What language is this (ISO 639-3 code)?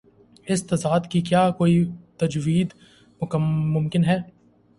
urd